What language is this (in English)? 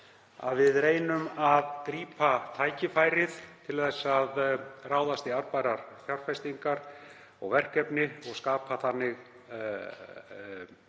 Icelandic